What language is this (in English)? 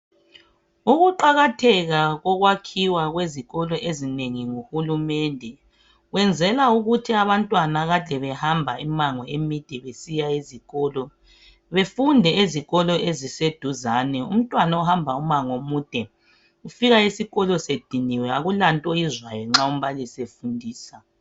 North Ndebele